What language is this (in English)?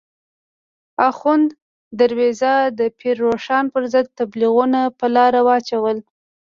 Pashto